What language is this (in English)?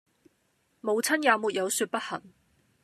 Cantonese